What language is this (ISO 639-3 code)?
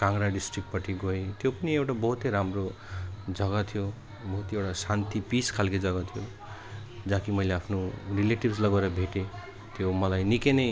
nep